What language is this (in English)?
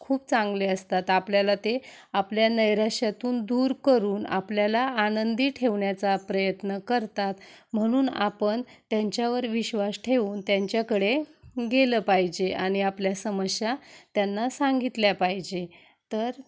Marathi